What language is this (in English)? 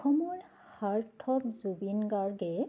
Assamese